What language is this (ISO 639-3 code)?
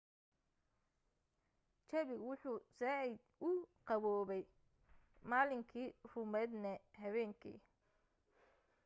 som